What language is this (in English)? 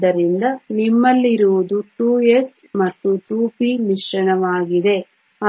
Kannada